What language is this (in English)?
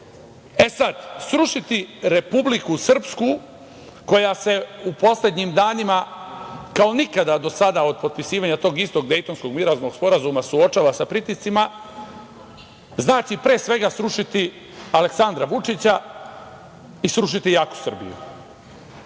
Serbian